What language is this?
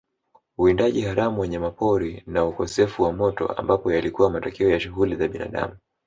Swahili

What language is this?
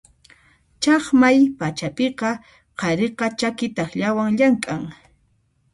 Puno Quechua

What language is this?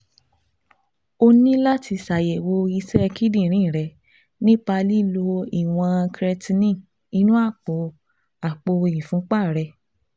Yoruba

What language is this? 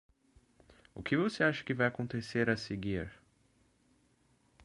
Portuguese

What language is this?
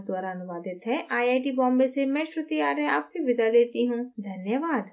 Hindi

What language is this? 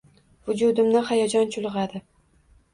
Uzbek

